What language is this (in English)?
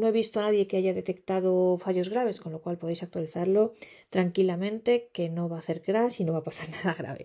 Spanish